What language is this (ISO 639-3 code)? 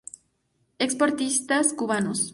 spa